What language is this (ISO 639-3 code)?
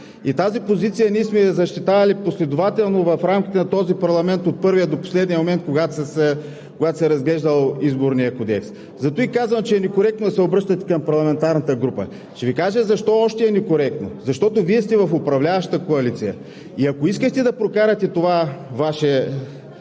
bul